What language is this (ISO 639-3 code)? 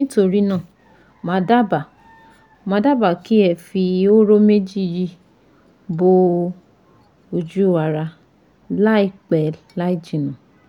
yor